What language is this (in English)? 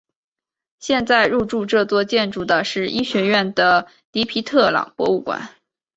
Chinese